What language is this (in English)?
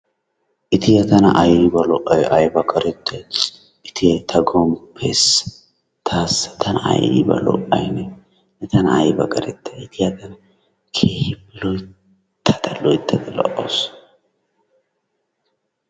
Wolaytta